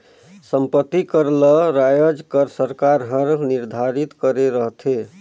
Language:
Chhattisgarhi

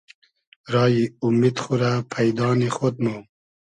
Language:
Hazaragi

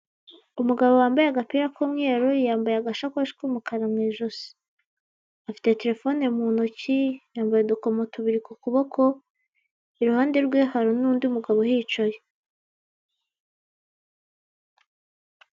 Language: Kinyarwanda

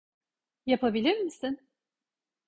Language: Turkish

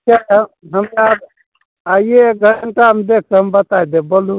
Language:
Maithili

